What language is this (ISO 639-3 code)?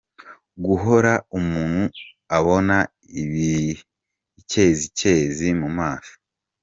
kin